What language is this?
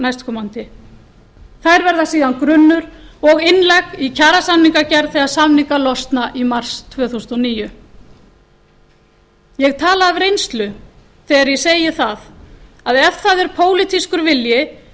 Icelandic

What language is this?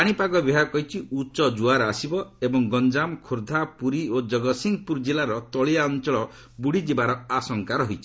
Odia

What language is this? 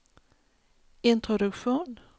Swedish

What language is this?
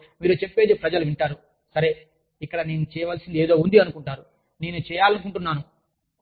Telugu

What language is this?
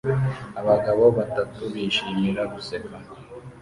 Kinyarwanda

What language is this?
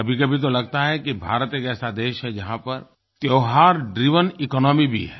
Hindi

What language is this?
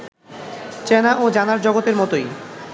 Bangla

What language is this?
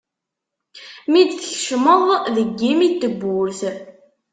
Kabyle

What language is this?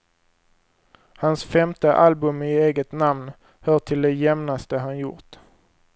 Swedish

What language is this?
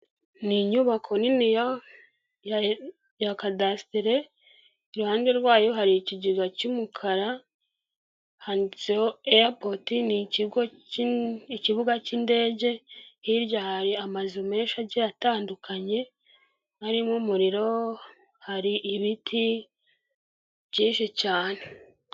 Kinyarwanda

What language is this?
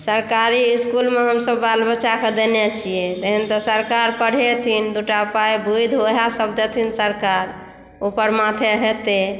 Maithili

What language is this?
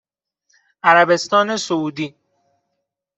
Persian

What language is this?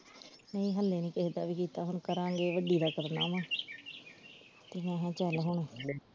Punjabi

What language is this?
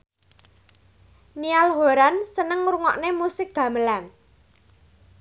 Javanese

